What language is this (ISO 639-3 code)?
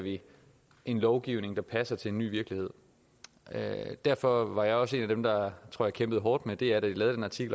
dan